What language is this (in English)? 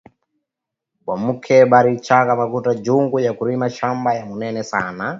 Swahili